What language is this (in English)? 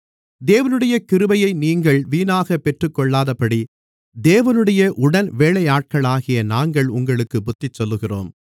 Tamil